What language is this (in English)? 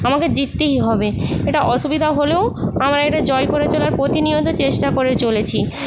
Bangla